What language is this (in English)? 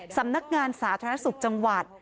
Thai